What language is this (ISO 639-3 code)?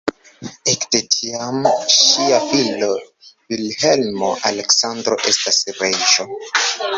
epo